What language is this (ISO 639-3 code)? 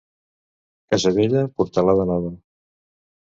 cat